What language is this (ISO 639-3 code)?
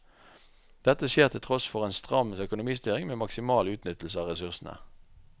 nor